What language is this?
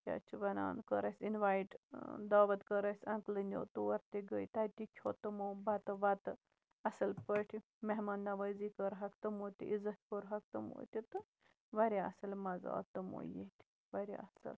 Kashmiri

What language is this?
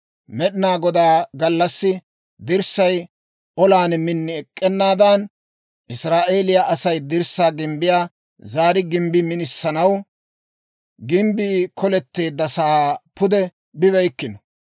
Dawro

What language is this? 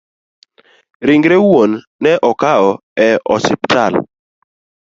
Luo (Kenya and Tanzania)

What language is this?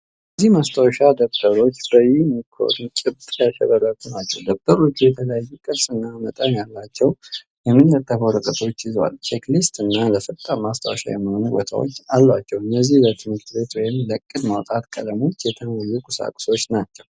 Amharic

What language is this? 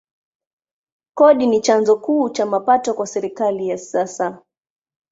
Swahili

